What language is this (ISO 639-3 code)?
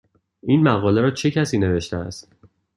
fas